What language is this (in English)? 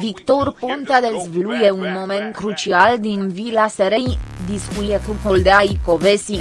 Romanian